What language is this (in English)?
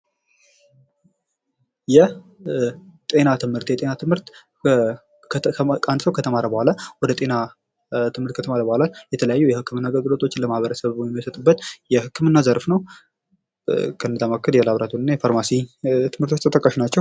Amharic